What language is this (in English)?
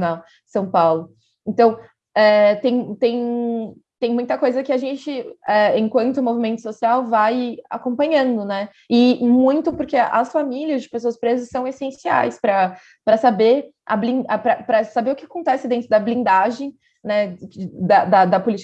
Portuguese